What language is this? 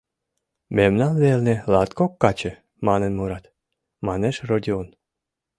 Mari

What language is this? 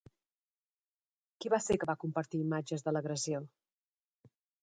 Catalan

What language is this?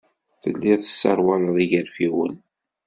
Kabyle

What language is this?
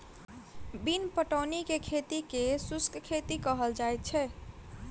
Maithili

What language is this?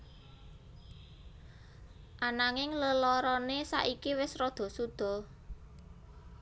Javanese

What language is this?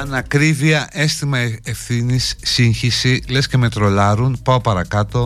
Greek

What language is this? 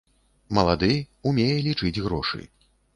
Belarusian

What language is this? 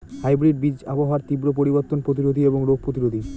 Bangla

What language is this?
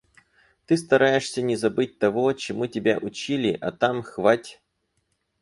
Russian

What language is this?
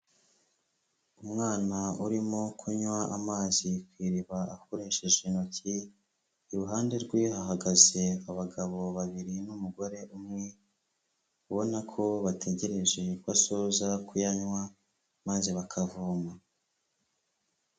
Kinyarwanda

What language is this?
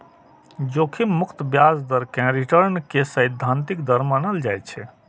Maithili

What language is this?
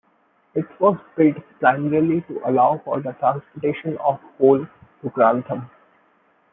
English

